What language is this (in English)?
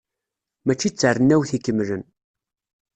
Kabyle